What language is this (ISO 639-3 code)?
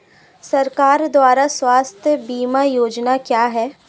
hin